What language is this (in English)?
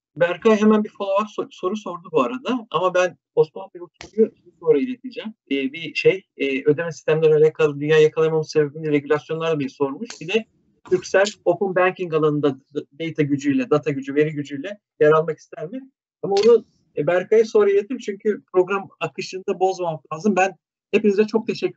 Turkish